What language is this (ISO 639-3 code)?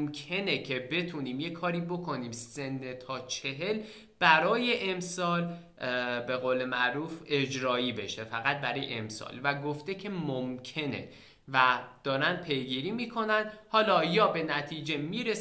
fas